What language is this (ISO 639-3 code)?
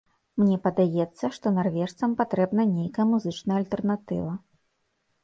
bel